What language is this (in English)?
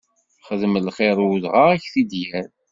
Kabyle